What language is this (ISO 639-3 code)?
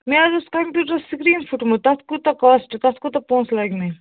kas